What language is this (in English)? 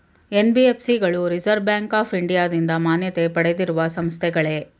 Kannada